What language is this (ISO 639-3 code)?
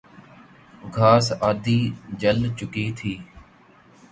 urd